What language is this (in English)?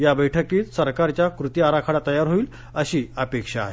Marathi